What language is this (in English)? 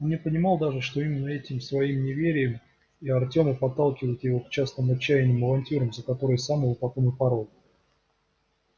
Russian